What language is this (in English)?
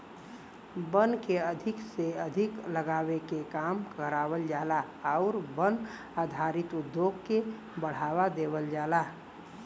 Bhojpuri